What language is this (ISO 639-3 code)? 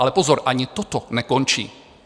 ces